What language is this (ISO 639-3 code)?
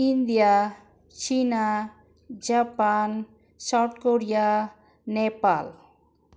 mni